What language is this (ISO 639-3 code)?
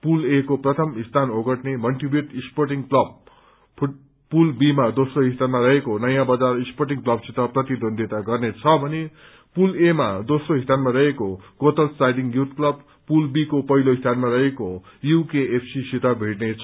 nep